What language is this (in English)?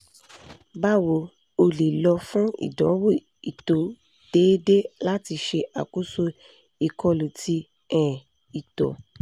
Yoruba